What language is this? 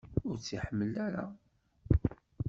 Kabyle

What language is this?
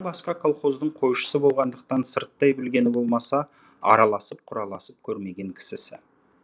Kazakh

